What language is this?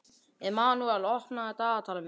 Icelandic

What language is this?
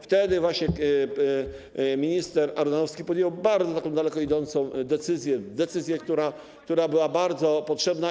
Polish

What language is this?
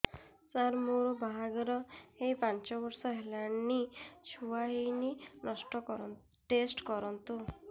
Odia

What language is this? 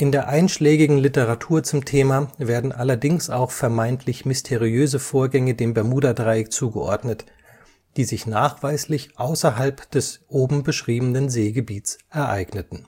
German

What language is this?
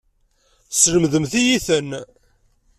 Kabyle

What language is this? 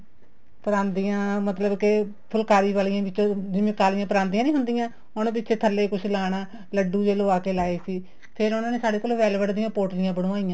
Punjabi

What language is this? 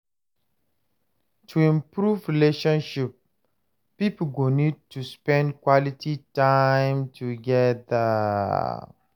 Nigerian Pidgin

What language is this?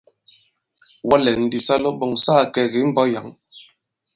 Bankon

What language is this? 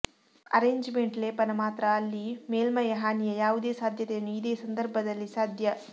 Kannada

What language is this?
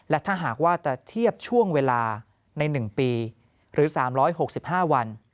Thai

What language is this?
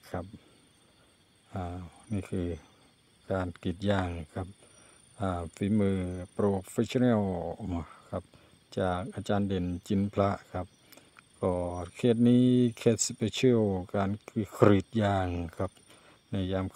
Thai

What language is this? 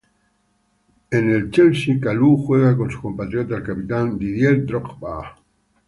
Spanish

